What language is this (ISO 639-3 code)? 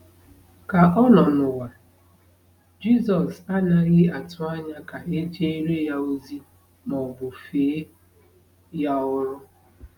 ibo